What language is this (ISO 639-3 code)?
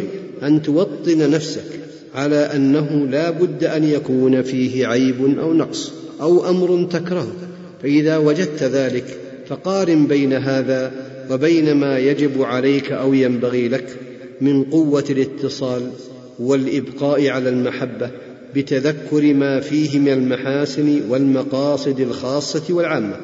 ara